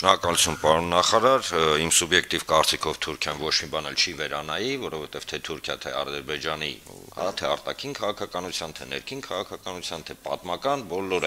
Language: Turkish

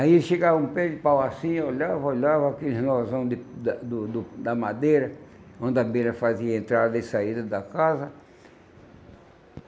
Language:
Portuguese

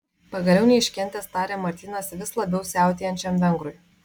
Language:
Lithuanian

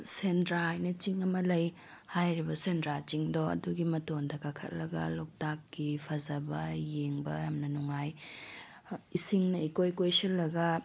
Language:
Manipuri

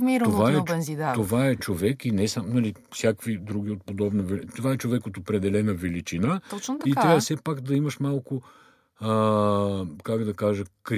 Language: Bulgarian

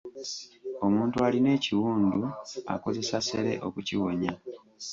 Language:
Ganda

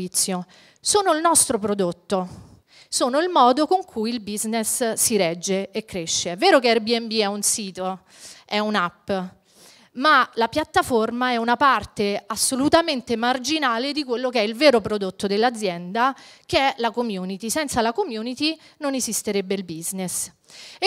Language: Italian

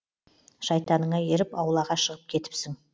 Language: Kazakh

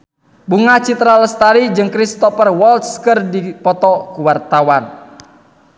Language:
Sundanese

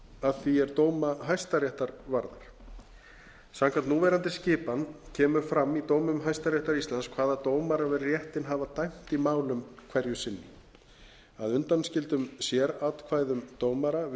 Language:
Icelandic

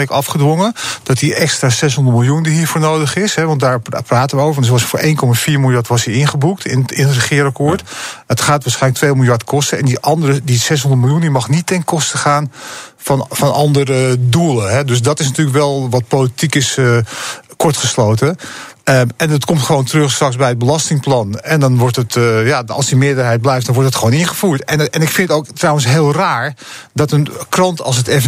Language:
Dutch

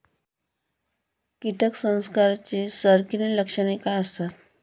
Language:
Marathi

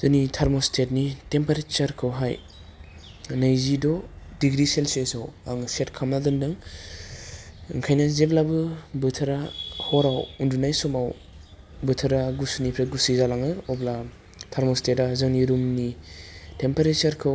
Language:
Bodo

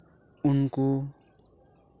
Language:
Santali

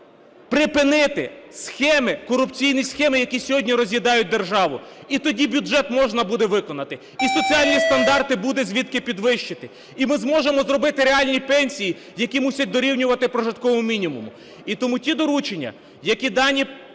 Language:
Ukrainian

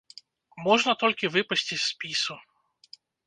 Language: Belarusian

